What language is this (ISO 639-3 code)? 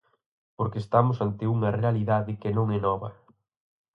glg